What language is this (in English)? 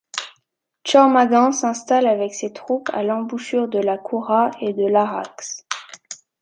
French